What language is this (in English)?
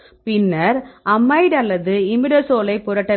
Tamil